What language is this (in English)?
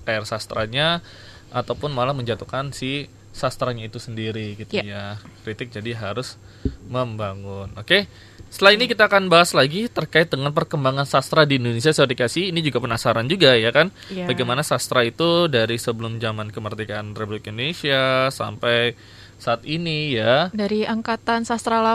Indonesian